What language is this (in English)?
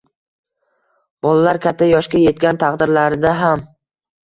Uzbek